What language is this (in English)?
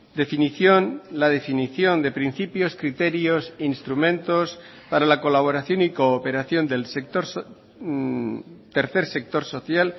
Spanish